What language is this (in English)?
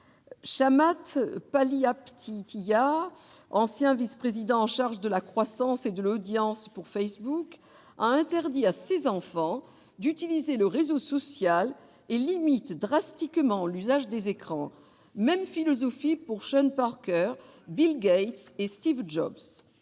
French